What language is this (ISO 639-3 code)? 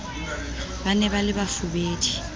sot